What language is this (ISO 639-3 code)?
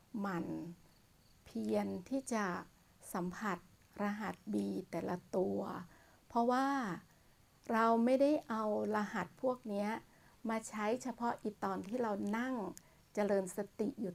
tha